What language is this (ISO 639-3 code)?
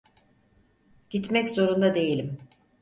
tur